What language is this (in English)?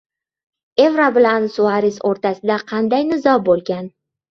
Uzbek